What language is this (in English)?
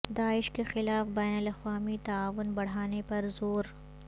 Urdu